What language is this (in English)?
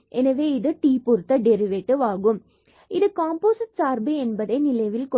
Tamil